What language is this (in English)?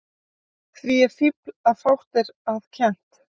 Icelandic